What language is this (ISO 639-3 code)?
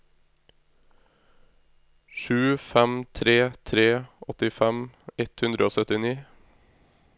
nor